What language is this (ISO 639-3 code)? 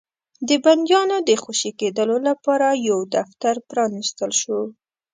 pus